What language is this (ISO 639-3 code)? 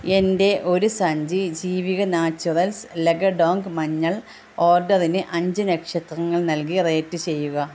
mal